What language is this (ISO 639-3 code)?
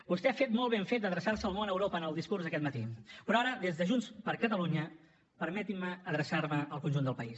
cat